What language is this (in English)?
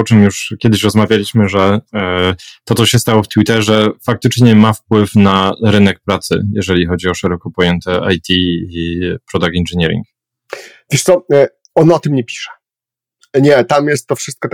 Polish